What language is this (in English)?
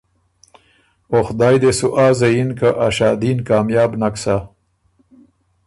Ormuri